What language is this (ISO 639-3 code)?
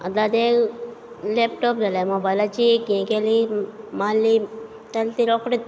kok